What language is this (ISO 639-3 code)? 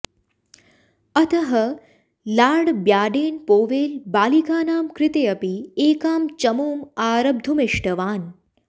san